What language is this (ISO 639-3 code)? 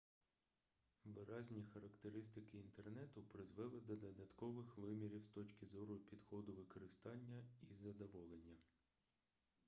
ukr